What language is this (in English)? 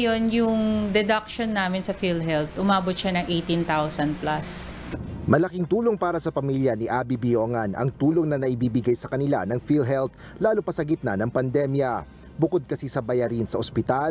Filipino